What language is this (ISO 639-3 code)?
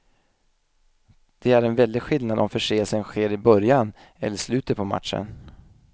swe